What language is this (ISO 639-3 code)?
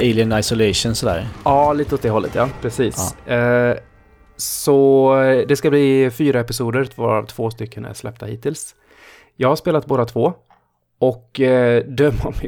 swe